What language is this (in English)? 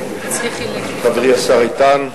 Hebrew